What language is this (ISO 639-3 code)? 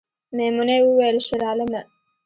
pus